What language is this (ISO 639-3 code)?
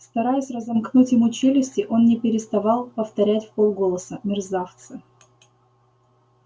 rus